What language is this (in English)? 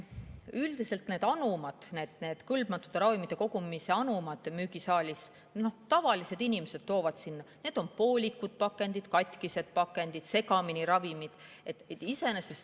Estonian